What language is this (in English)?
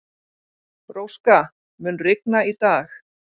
Icelandic